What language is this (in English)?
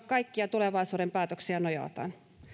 Finnish